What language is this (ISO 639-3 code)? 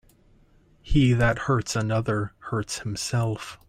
eng